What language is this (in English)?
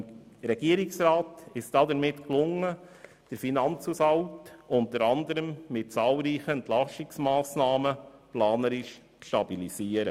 Swiss German